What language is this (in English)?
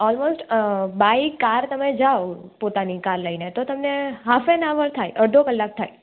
Gujarati